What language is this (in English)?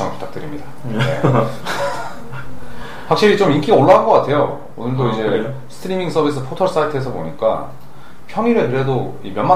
Korean